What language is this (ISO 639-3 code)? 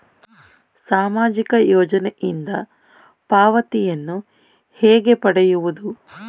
kan